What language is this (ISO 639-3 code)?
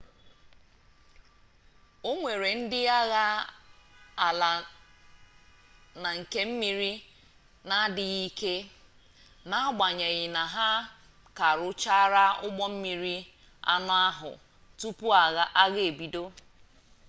ibo